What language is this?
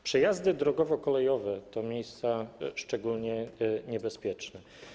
Polish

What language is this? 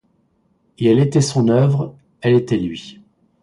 French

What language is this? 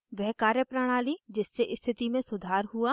Hindi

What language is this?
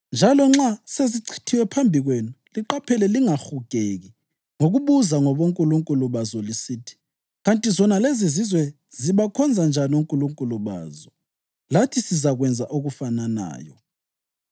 North Ndebele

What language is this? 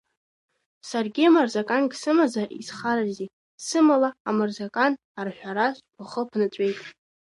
Abkhazian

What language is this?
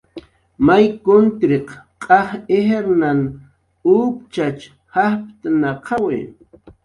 Jaqaru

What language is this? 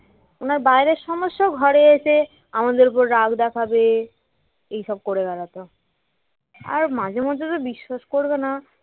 Bangla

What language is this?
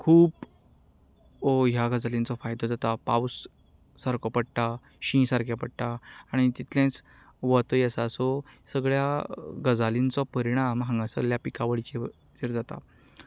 Konkani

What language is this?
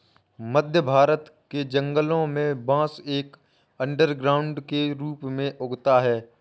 Hindi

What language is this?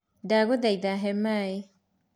Kikuyu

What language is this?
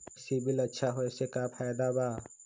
Magahi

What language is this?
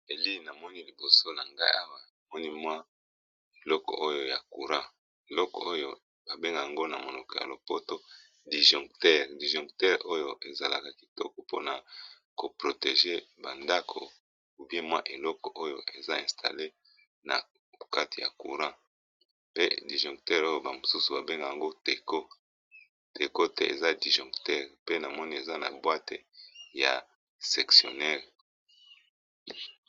Lingala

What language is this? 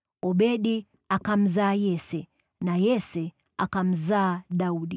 Swahili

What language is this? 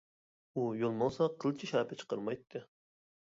Uyghur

